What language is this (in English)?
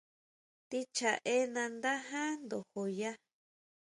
Huautla Mazatec